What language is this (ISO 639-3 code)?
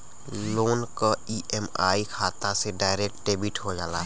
bho